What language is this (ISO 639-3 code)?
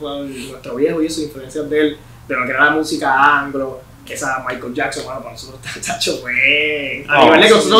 spa